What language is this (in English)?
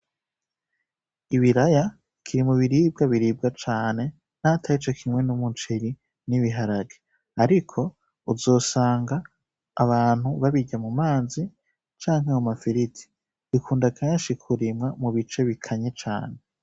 Rundi